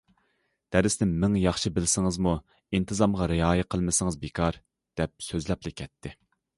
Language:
Uyghur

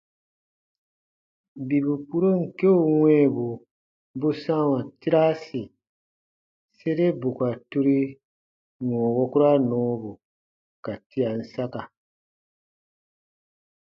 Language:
Baatonum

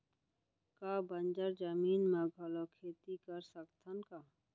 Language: Chhattisgarhi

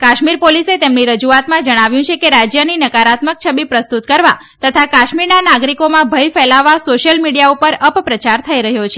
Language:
Gujarati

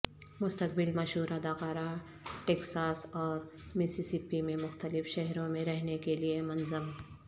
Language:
Urdu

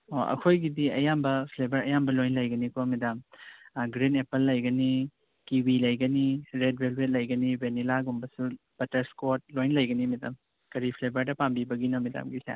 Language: Manipuri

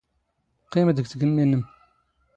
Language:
Standard Moroccan Tamazight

